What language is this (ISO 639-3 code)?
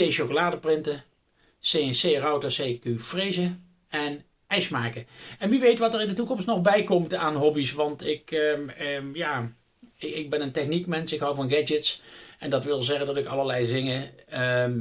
nld